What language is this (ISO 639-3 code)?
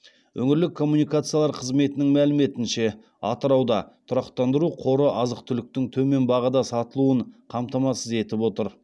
kaz